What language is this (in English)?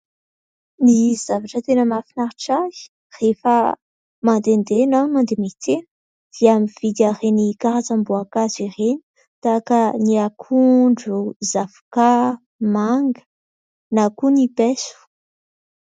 Malagasy